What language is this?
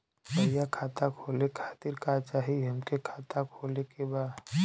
Bhojpuri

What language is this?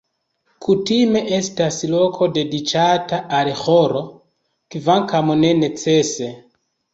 Esperanto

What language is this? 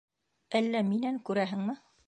Bashkir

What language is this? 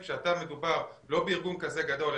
Hebrew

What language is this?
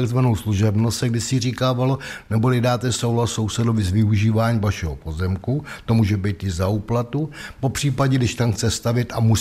Czech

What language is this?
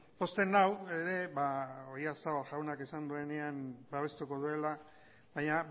Basque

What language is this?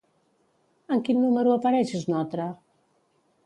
Catalan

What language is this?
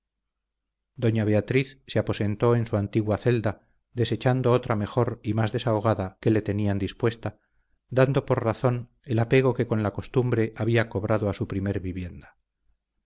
Spanish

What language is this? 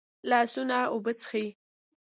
Pashto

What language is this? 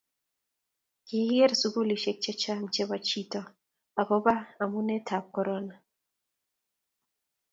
Kalenjin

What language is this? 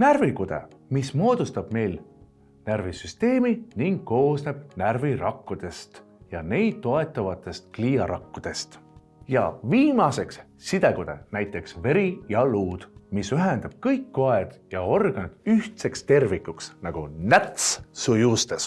Estonian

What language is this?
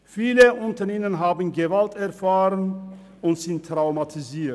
Swiss German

